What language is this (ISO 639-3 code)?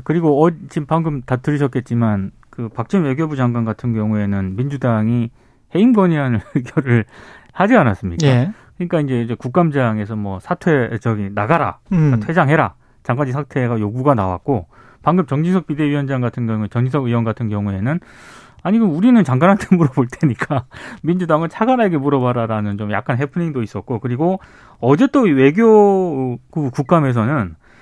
kor